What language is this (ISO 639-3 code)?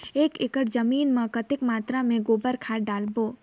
hne